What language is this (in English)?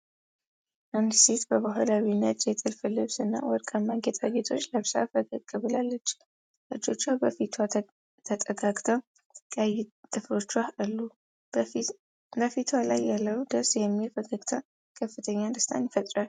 Amharic